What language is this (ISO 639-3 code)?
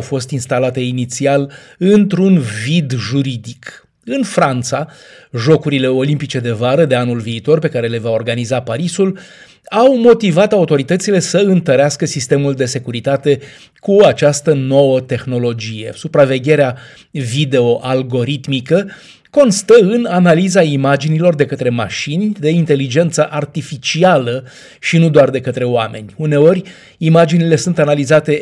ron